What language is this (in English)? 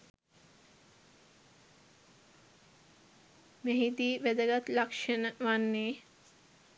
Sinhala